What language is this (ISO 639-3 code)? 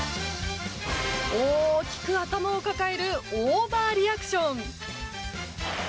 jpn